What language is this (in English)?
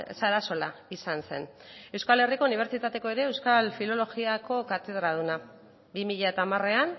Basque